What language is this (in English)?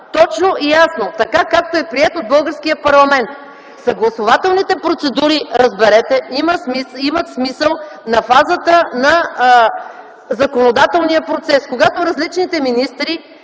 Bulgarian